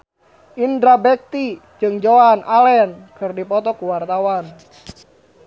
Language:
Sundanese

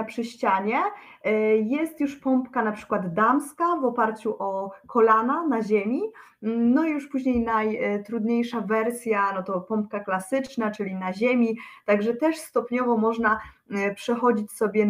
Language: Polish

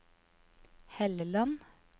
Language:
Norwegian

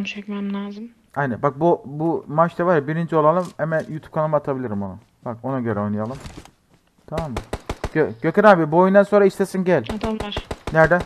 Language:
Turkish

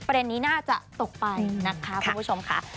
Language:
Thai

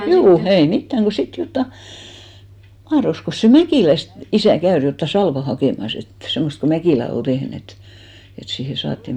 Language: Finnish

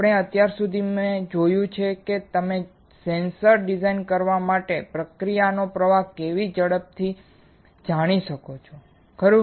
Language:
Gujarati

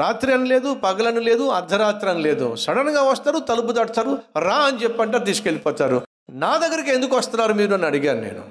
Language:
Telugu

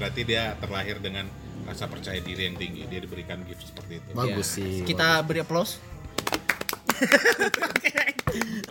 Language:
Indonesian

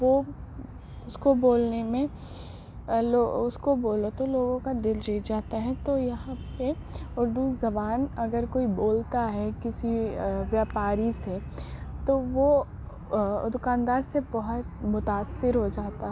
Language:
Urdu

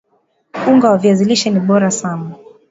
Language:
Swahili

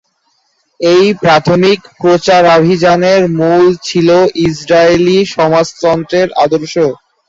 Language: Bangla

